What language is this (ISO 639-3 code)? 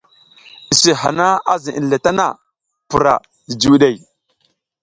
giz